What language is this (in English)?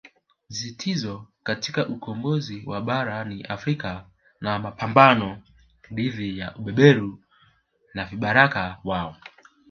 Swahili